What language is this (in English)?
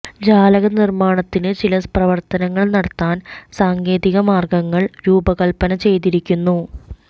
Malayalam